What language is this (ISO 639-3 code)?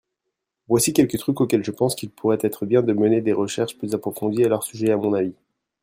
fra